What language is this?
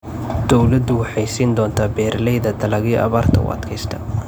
Somali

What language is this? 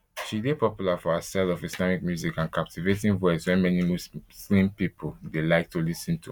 Nigerian Pidgin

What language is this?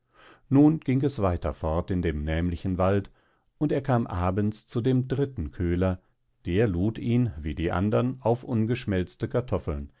German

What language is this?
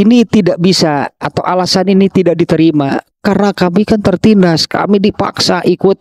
Indonesian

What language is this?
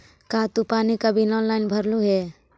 Magahi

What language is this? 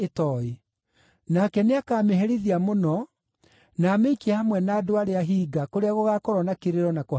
Kikuyu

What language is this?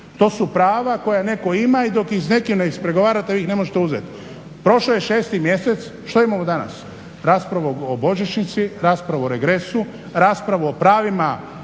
Croatian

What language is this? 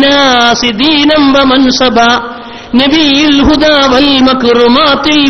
Arabic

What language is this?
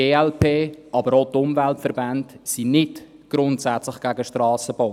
Swiss German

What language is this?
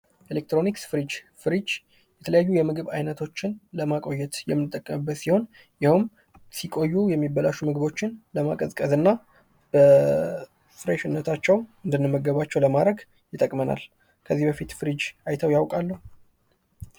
Amharic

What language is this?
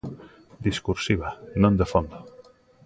Galician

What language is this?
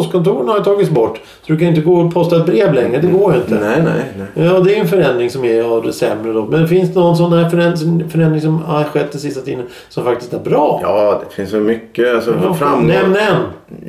Swedish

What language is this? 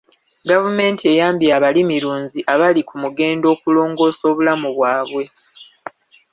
Ganda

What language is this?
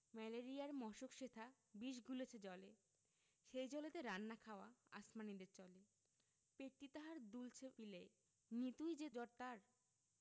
Bangla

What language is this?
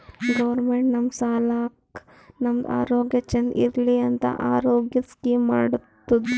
Kannada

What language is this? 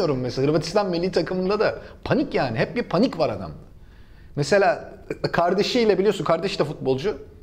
Turkish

